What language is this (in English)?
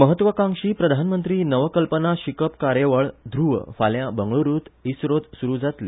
Konkani